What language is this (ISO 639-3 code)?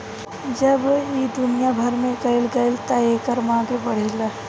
bho